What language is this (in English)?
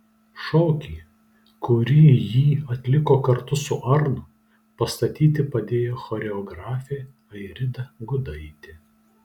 Lithuanian